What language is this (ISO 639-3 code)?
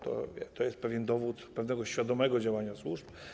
pol